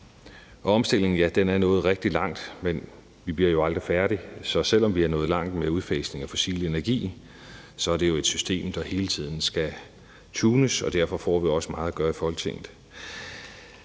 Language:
Danish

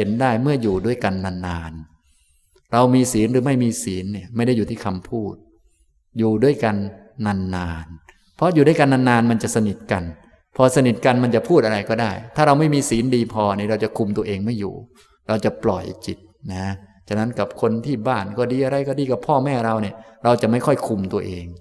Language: Thai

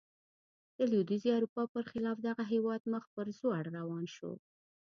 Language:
Pashto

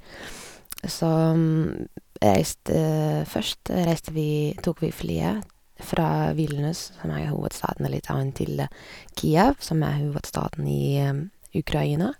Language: Norwegian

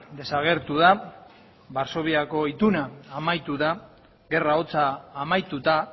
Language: Basque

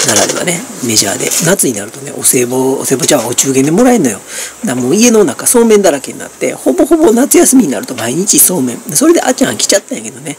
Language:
Japanese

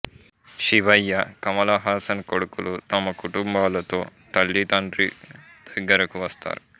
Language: Telugu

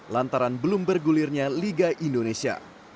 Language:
Indonesian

